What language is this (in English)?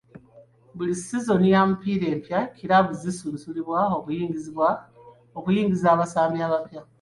Ganda